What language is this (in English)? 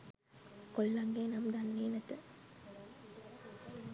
Sinhala